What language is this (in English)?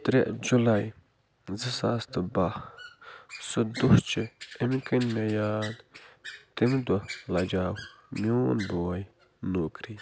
Kashmiri